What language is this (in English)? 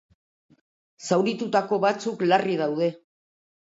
Basque